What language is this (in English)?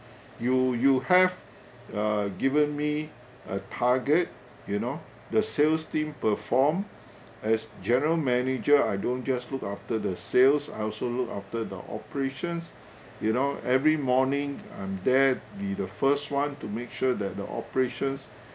English